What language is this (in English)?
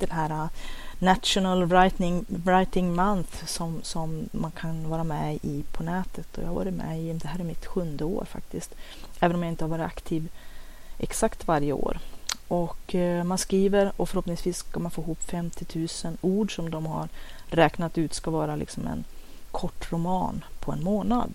Swedish